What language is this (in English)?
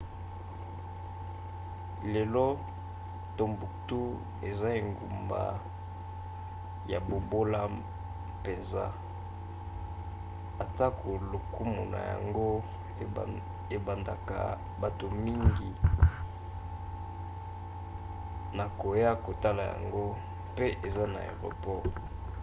Lingala